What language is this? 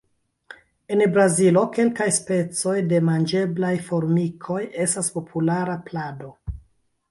Esperanto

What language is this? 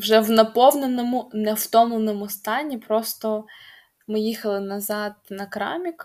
Ukrainian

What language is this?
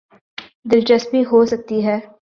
Urdu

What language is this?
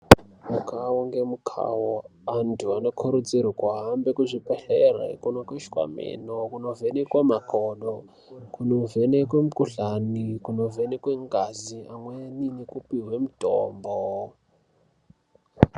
Ndau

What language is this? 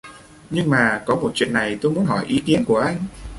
Vietnamese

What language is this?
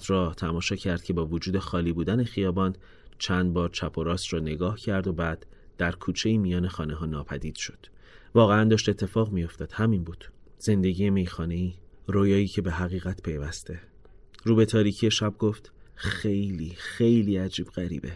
Persian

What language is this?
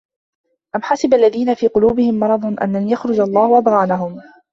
Arabic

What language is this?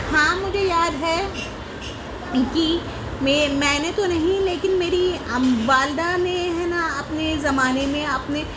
Urdu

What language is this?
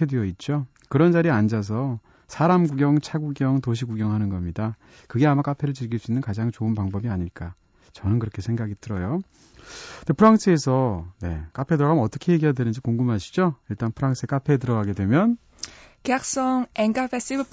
Korean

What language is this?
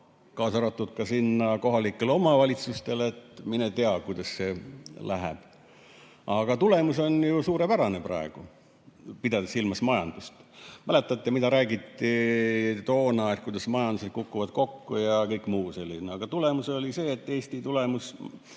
Estonian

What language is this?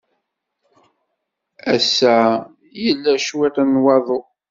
Kabyle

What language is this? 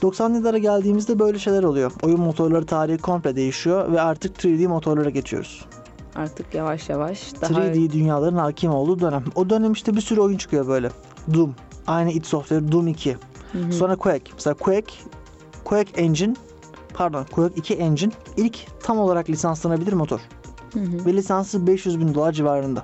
Turkish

